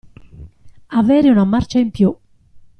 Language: Italian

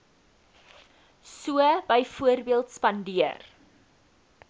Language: Afrikaans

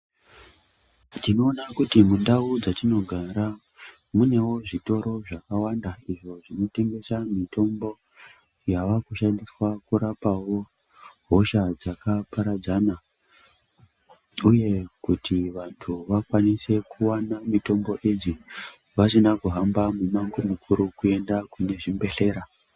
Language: Ndau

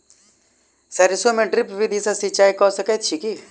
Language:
Maithili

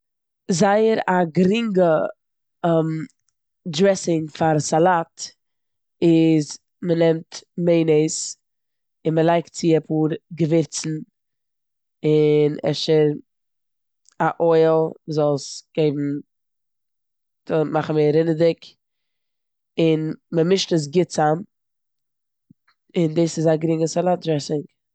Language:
Yiddish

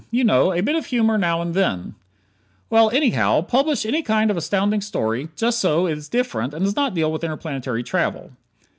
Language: English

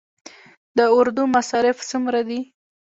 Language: Pashto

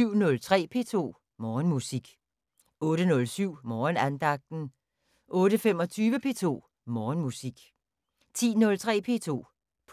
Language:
Danish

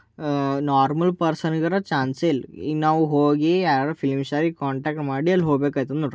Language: Kannada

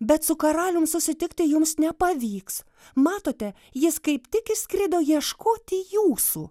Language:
Lithuanian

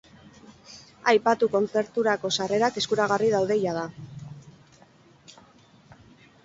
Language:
Basque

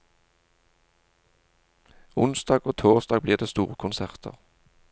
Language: Norwegian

